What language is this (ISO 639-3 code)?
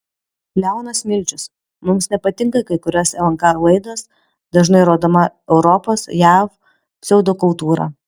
lit